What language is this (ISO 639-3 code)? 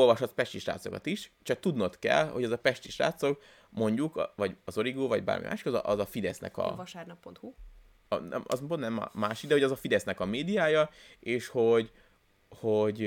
hun